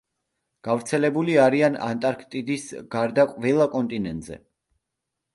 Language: Georgian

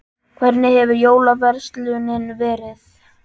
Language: Icelandic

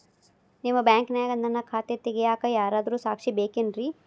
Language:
Kannada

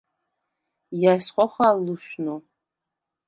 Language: Svan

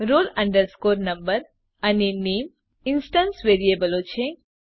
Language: Gujarati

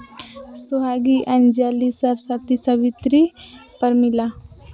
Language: Santali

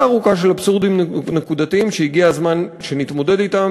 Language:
Hebrew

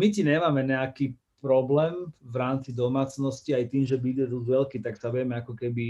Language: Slovak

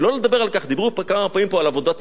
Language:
Hebrew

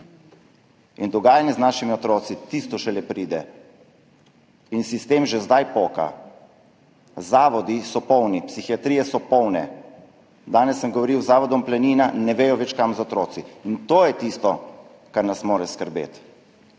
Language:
Slovenian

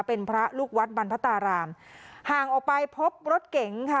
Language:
Thai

